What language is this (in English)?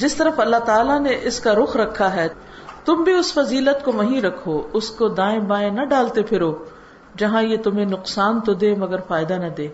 Urdu